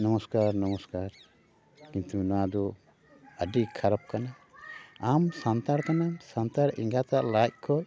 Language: Santali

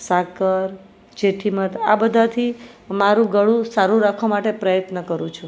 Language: Gujarati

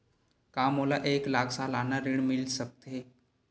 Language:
Chhattisgarhi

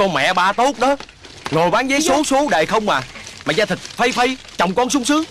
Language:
Vietnamese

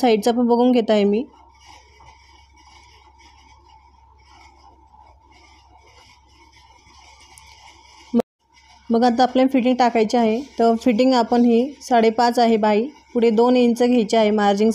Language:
Hindi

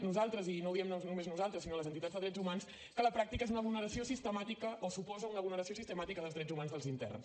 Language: Catalan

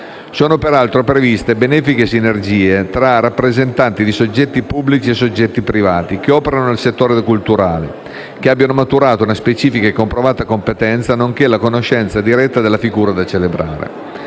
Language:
Italian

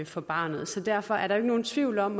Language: Danish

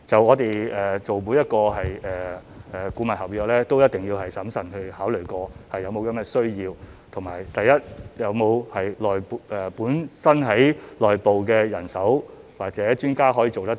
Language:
Cantonese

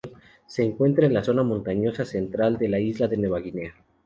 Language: Spanish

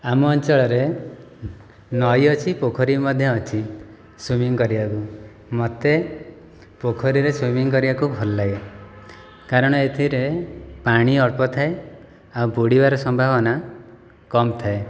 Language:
Odia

